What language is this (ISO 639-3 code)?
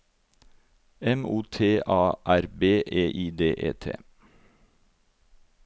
nor